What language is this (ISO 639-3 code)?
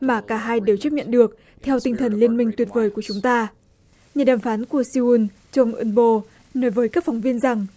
vie